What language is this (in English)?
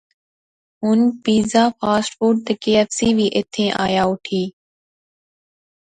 Pahari-Potwari